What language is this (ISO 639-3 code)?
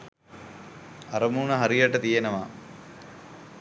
sin